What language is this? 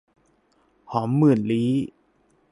Thai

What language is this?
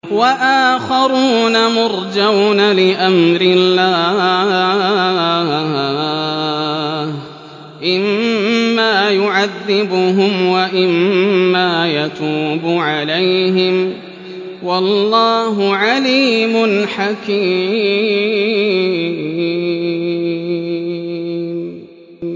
Arabic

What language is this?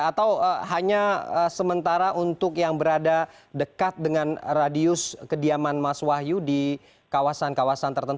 Indonesian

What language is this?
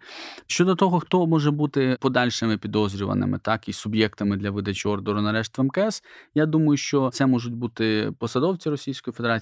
Ukrainian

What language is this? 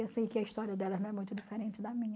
Portuguese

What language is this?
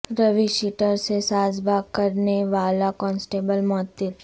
Urdu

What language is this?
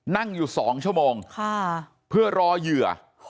Thai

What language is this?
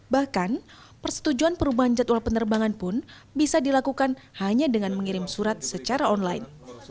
Indonesian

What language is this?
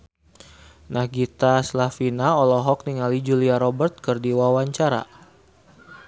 Sundanese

